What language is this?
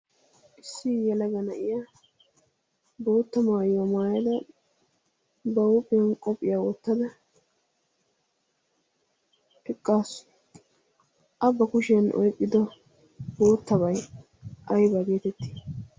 Wolaytta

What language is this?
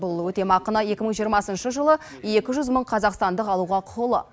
Kazakh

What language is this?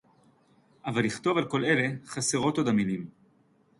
Hebrew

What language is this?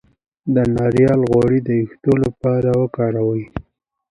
Pashto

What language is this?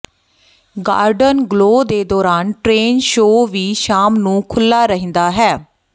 Punjabi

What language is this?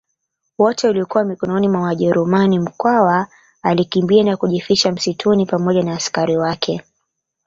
Swahili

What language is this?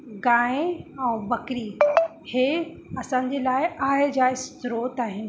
Sindhi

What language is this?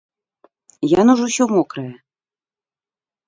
Belarusian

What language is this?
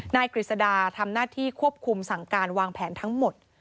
Thai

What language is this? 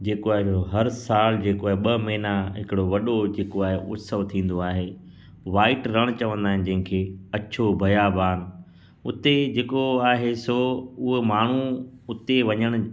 Sindhi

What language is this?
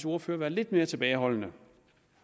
Danish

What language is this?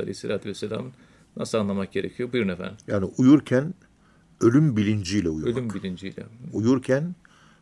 Turkish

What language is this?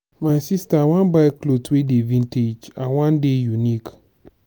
Nigerian Pidgin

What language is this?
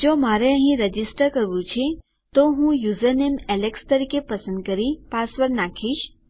Gujarati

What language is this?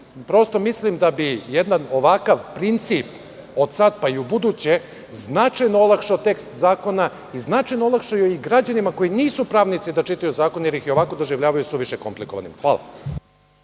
Serbian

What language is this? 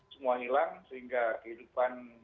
Indonesian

